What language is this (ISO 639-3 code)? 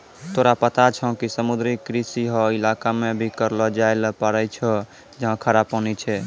mai